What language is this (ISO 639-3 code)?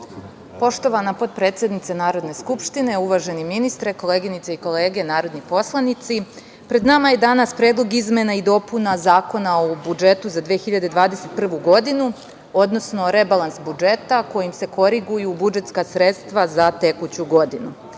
srp